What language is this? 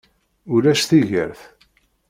Kabyle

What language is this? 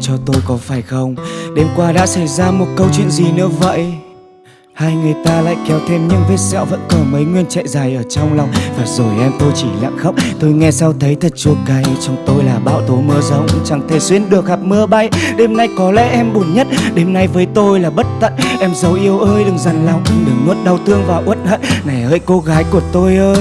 Vietnamese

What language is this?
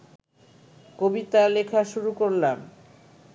Bangla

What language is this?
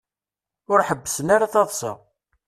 Kabyle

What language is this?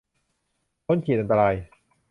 Thai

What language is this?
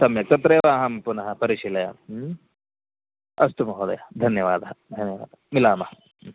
Sanskrit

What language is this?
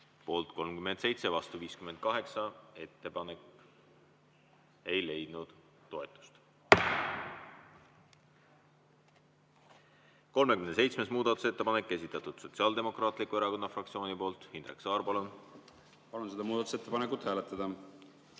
Estonian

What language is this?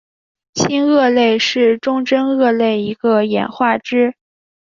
Chinese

